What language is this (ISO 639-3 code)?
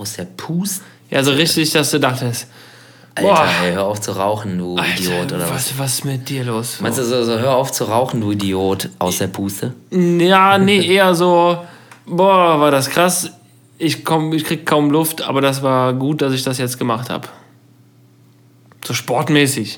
deu